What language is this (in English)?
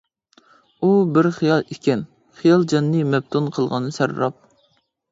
Uyghur